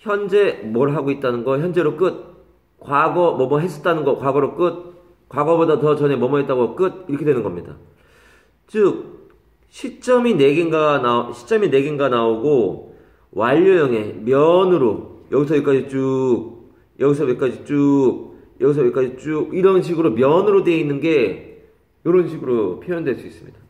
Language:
Korean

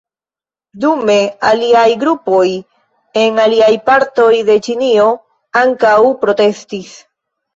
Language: Esperanto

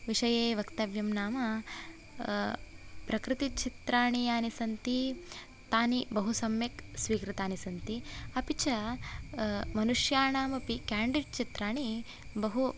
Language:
Sanskrit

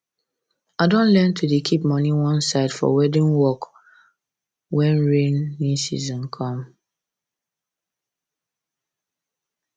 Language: Nigerian Pidgin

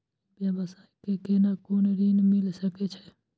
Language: Maithili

